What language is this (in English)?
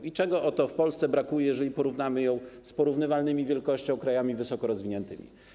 Polish